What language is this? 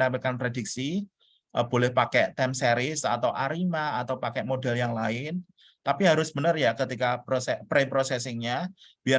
Indonesian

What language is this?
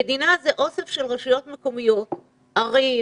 Hebrew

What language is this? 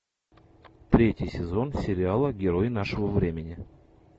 Russian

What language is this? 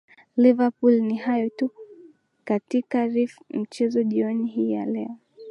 Swahili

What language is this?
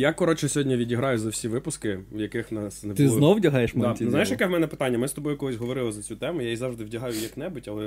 Ukrainian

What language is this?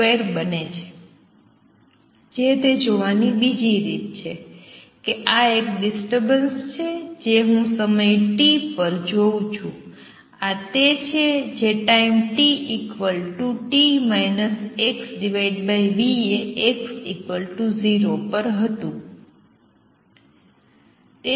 Gujarati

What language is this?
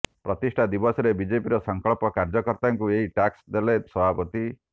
Odia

